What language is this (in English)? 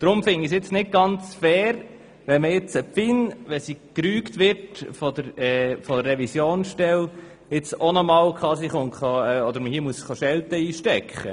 Swiss German